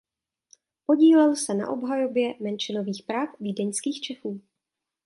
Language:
Czech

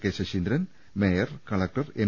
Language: Malayalam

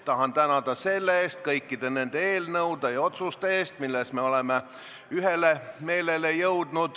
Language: Estonian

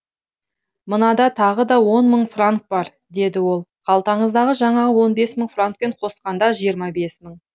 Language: Kazakh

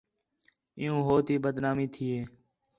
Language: Khetrani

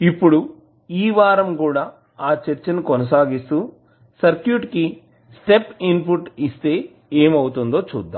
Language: Telugu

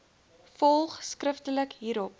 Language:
Afrikaans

